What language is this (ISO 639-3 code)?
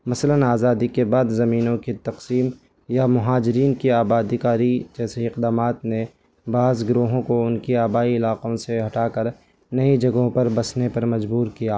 urd